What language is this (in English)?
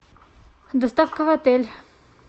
Russian